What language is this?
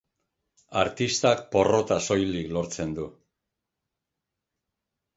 Basque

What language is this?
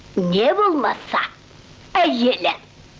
Kazakh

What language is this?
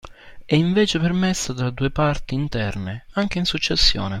Italian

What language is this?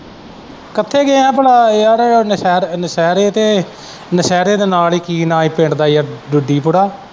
Punjabi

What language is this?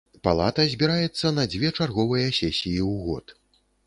Belarusian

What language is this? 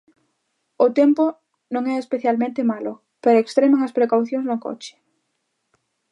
Galician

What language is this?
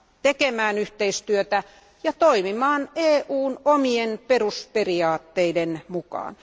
Finnish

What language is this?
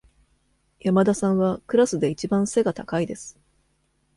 Japanese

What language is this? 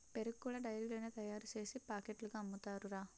Telugu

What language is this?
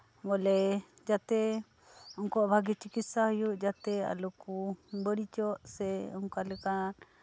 Santali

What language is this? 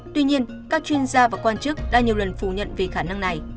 Vietnamese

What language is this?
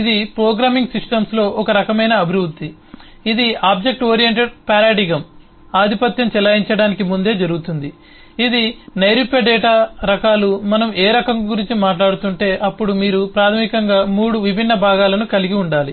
Telugu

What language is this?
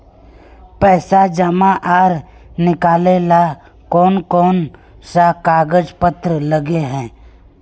Magahi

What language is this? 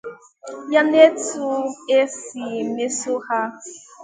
Igbo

